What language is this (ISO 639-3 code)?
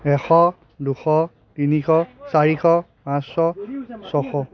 asm